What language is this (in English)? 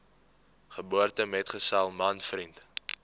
Afrikaans